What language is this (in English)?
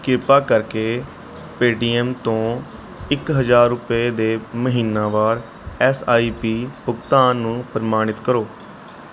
Punjabi